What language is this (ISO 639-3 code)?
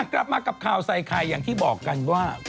tha